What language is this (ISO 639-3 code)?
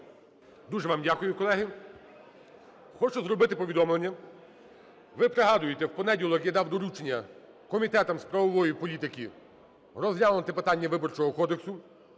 ukr